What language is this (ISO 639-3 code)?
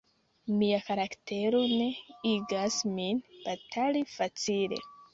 epo